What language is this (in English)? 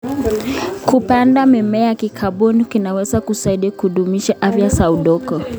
Kalenjin